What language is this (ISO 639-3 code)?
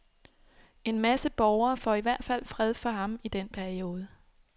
dan